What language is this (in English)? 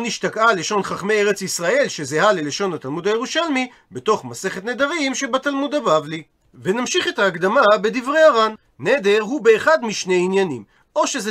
Hebrew